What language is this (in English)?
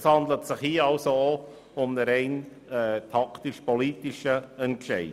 Swiss German